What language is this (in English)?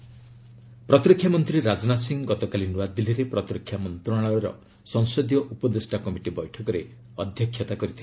Odia